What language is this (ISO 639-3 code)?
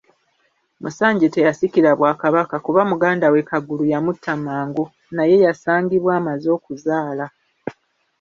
lug